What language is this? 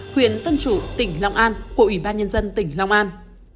Vietnamese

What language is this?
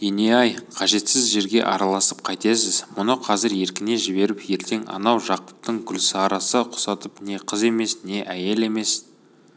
Kazakh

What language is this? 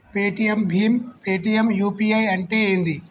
Telugu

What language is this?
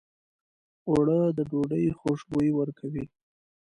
Pashto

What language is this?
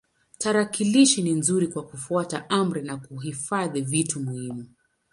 Swahili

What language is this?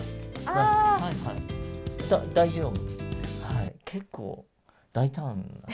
Japanese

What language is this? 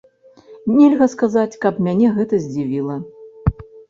Belarusian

